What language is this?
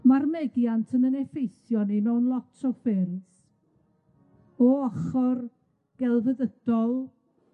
Welsh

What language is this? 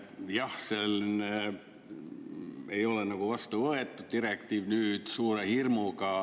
Estonian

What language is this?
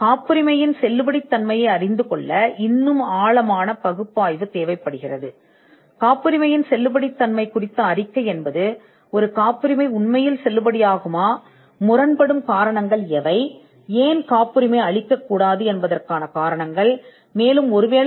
Tamil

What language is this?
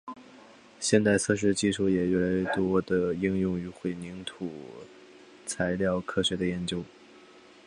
Chinese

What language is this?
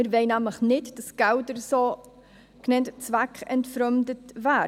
Swiss German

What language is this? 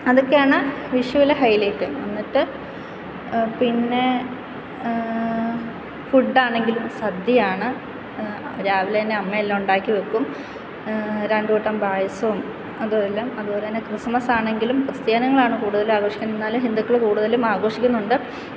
Malayalam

